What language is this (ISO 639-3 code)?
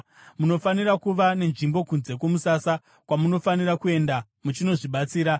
sna